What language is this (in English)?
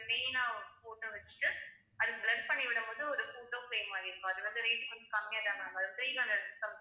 Tamil